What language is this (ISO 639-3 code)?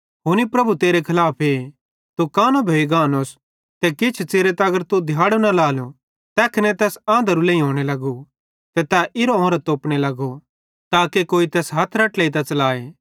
bhd